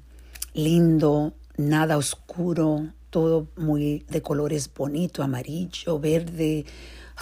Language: Spanish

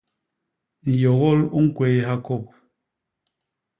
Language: Basaa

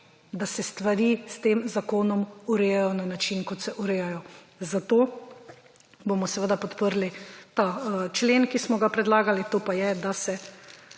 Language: Slovenian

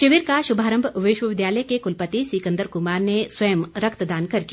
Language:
Hindi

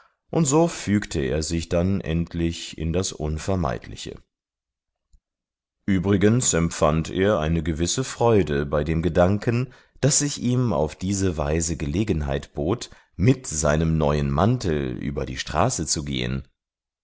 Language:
German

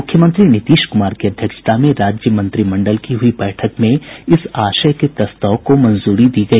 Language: Hindi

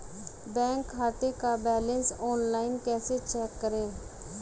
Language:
Hindi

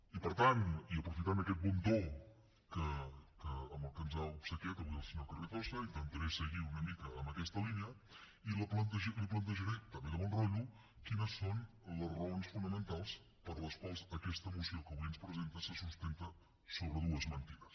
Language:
Catalan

